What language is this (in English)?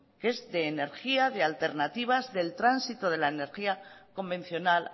Spanish